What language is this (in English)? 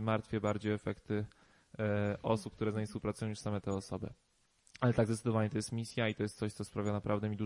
Polish